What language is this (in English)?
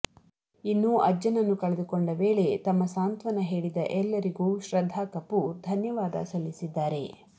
Kannada